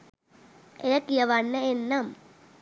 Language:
Sinhala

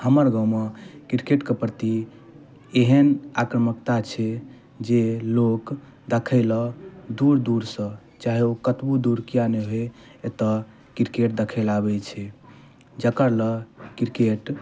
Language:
Maithili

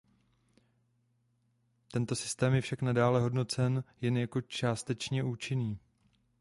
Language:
Czech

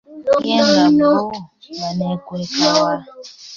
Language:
Ganda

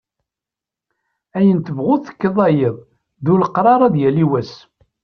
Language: Kabyle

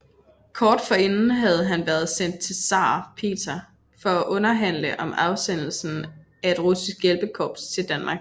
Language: Danish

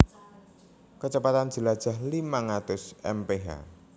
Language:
Javanese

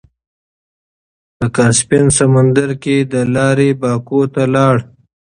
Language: Pashto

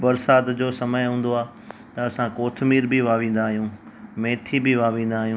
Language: Sindhi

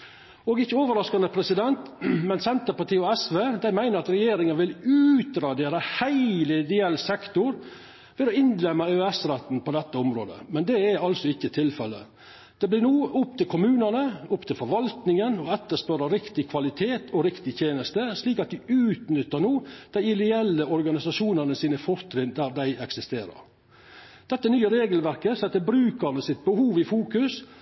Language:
Norwegian Nynorsk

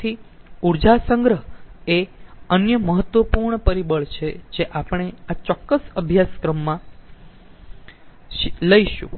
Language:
Gujarati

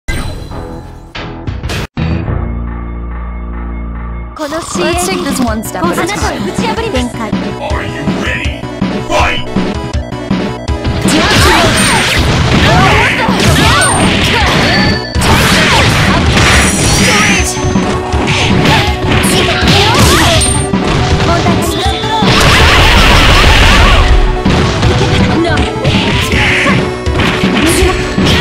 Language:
Korean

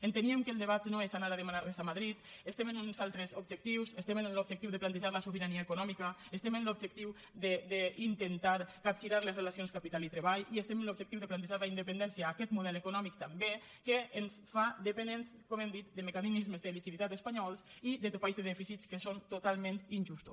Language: Catalan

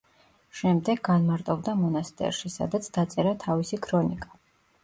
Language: Georgian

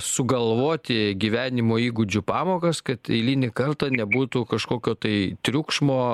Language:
Lithuanian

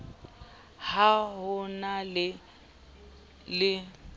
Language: Southern Sotho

